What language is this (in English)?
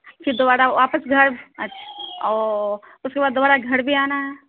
Urdu